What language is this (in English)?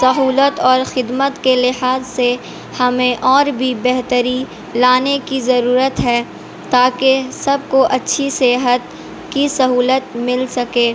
Urdu